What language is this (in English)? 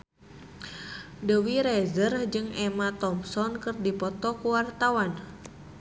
Sundanese